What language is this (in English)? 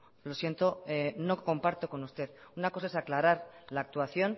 Spanish